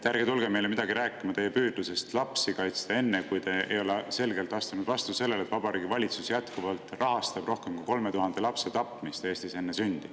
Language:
Estonian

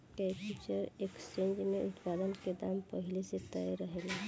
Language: Bhojpuri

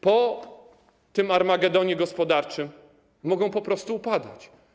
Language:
Polish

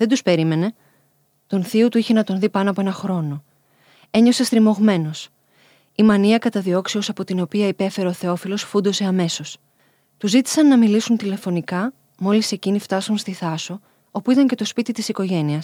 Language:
Greek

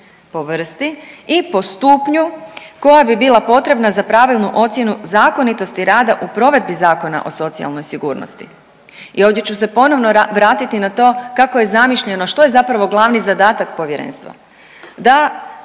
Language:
Croatian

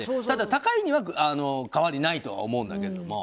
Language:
Japanese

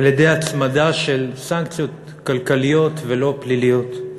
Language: Hebrew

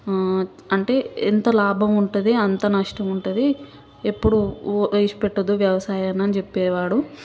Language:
Telugu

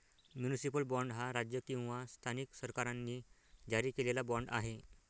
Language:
Marathi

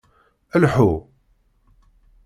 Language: Kabyle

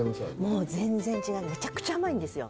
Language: Japanese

